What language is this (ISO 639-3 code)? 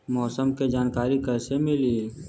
bho